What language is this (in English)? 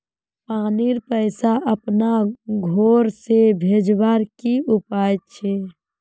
Magahi